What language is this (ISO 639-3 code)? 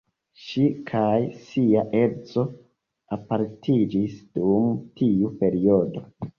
epo